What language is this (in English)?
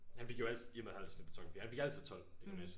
Danish